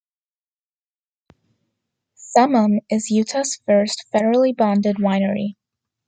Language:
English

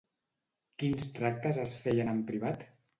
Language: Catalan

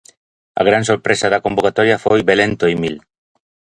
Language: Galician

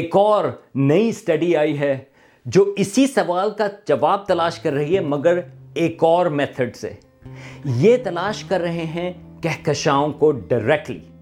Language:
Urdu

